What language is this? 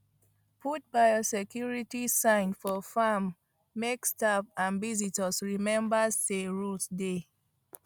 Nigerian Pidgin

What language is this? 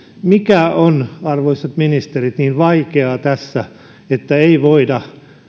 Finnish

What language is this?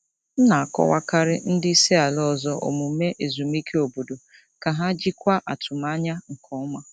Igbo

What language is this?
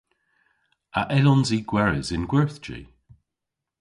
Cornish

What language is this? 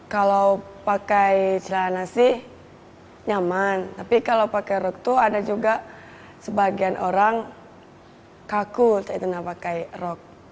Indonesian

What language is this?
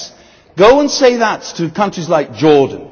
English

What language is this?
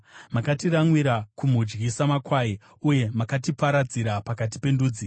Shona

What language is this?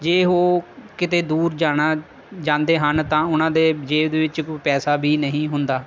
Punjabi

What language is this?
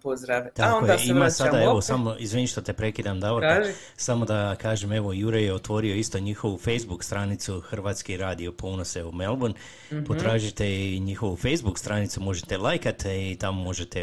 Croatian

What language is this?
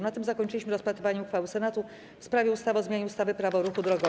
Polish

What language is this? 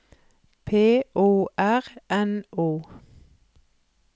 Norwegian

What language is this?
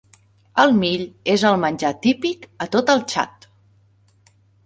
Catalan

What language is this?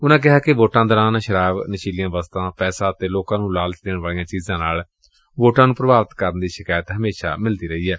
Punjabi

